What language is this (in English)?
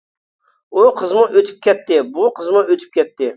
Uyghur